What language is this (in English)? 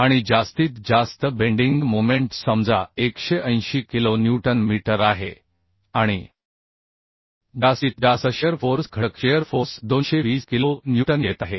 Marathi